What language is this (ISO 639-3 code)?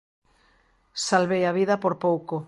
glg